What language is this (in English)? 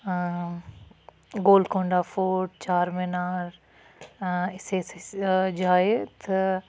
Kashmiri